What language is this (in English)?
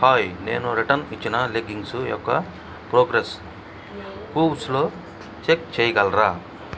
Telugu